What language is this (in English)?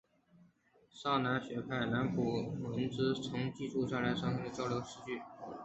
Chinese